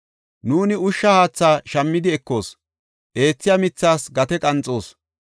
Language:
Gofa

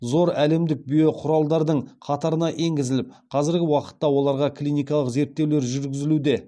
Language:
Kazakh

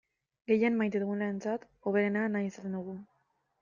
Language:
Basque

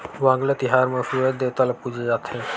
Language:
Chhattisgarhi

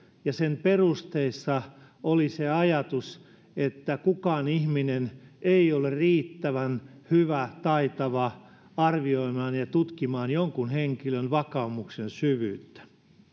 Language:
Finnish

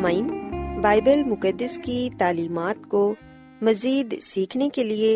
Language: Urdu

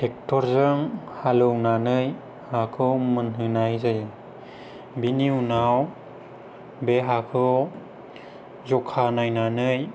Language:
Bodo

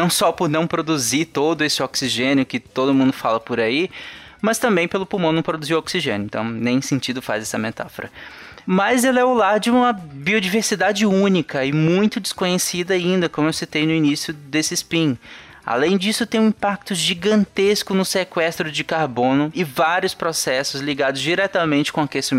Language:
Portuguese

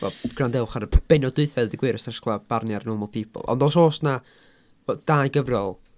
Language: Welsh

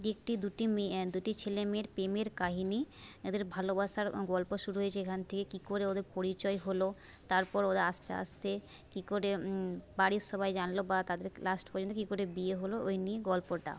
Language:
Bangla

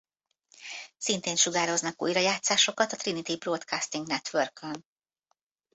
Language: Hungarian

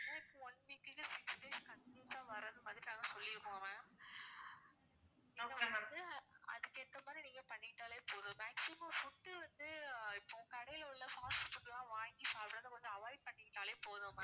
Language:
Tamil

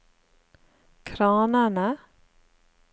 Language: Norwegian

